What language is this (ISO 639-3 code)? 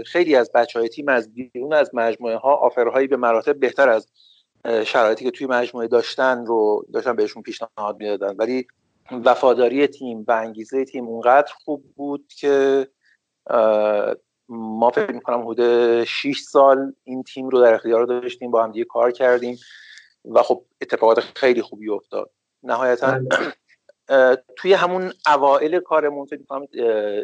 fas